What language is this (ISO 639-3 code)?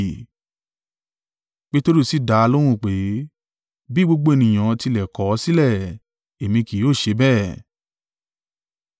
yor